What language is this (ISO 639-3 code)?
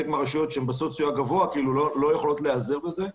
heb